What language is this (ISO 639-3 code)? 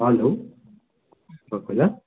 nep